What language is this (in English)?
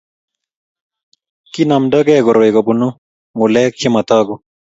Kalenjin